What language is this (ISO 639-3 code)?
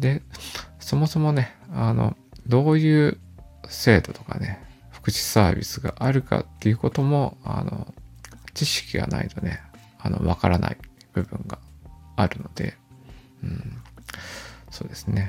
jpn